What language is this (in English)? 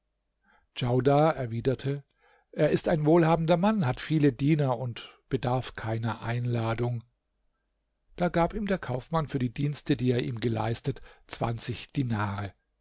German